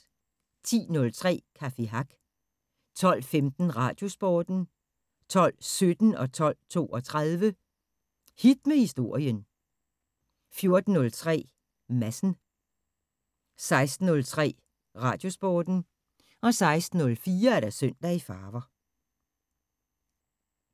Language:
Danish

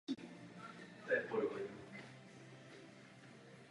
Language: Czech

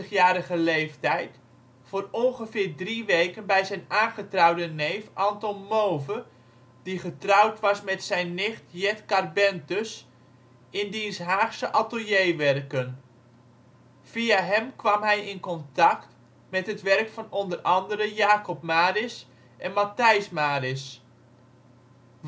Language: Dutch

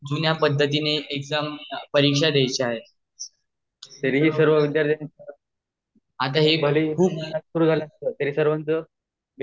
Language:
Marathi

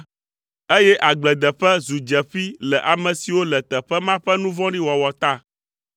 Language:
Ewe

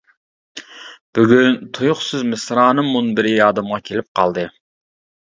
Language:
Uyghur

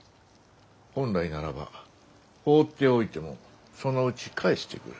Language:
Japanese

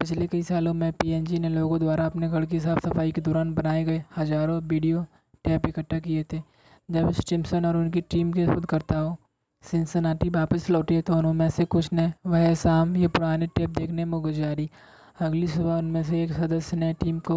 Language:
Hindi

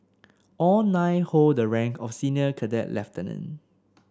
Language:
English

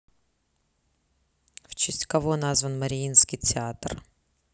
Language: Russian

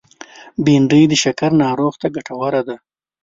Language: Pashto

